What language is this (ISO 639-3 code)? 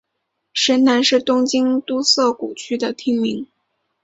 zho